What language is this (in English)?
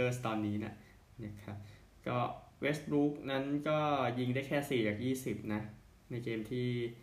Thai